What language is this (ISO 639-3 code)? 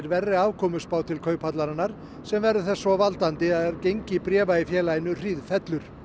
isl